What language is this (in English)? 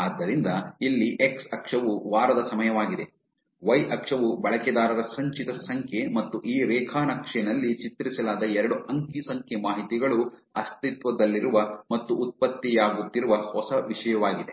Kannada